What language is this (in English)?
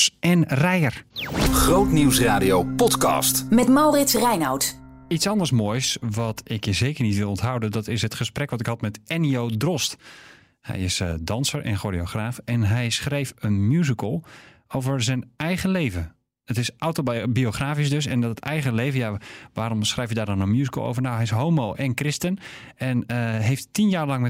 Dutch